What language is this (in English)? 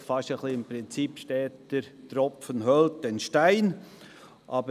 Swiss German